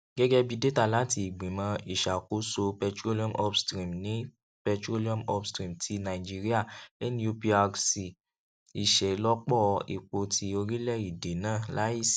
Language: Yoruba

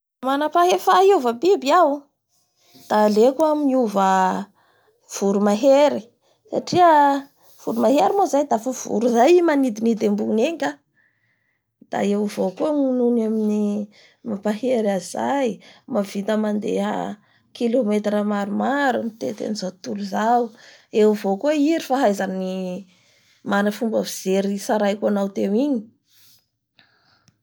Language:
Bara Malagasy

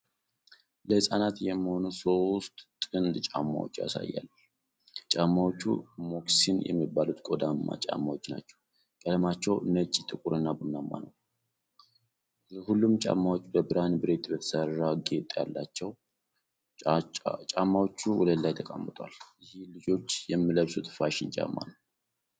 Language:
Amharic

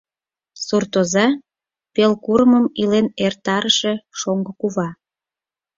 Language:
Mari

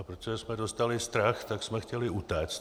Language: Czech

